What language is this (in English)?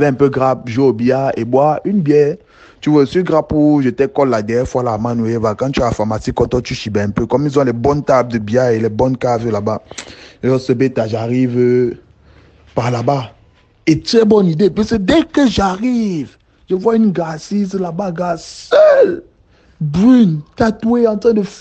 French